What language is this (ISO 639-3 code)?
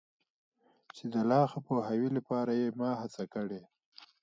pus